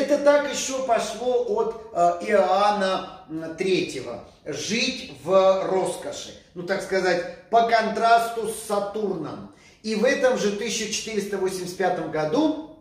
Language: Russian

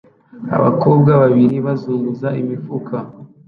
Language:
Kinyarwanda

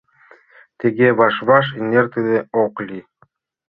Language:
Mari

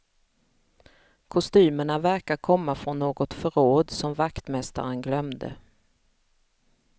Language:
Swedish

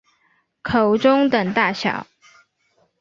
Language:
Chinese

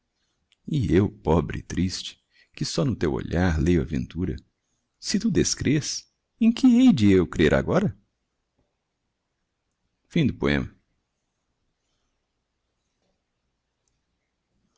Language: Portuguese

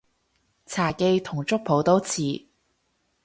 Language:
Cantonese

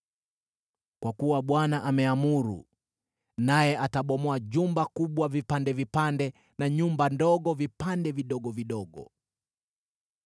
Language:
Swahili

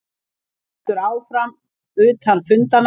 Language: Icelandic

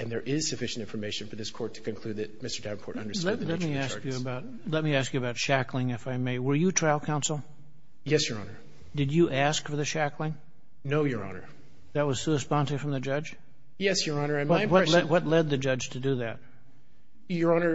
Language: English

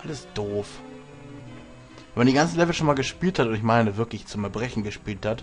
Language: German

